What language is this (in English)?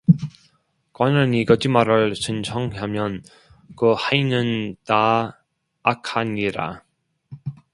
Korean